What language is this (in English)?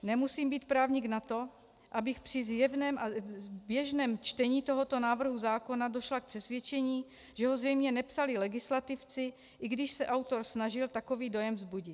Czech